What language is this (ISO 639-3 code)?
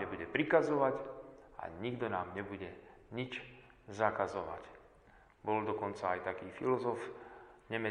slk